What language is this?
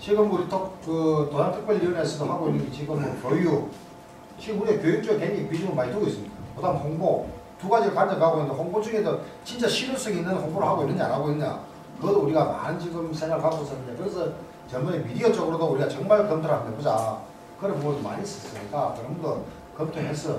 Korean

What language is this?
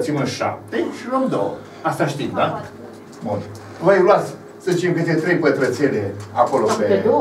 Romanian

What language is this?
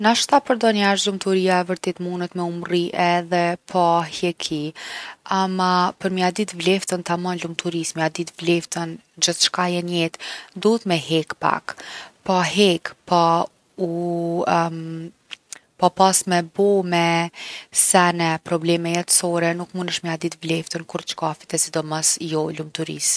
Gheg Albanian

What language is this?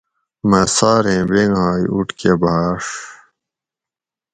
Gawri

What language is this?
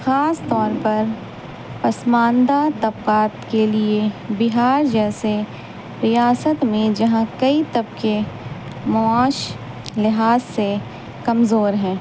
Urdu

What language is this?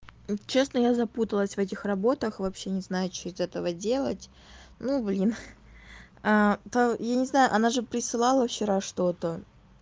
Russian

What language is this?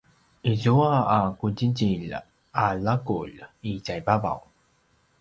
Paiwan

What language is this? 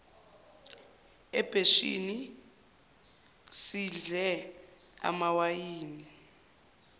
Zulu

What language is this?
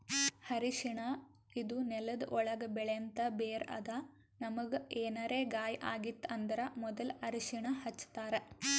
Kannada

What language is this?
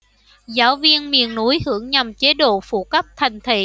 Vietnamese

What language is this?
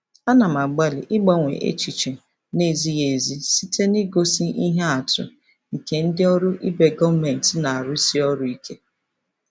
Igbo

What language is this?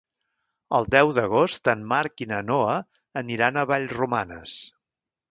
Catalan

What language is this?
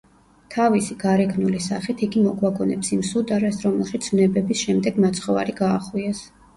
Georgian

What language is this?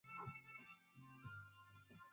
Swahili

